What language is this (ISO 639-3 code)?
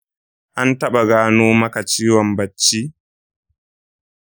hau